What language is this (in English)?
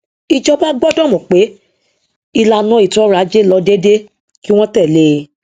Yoruba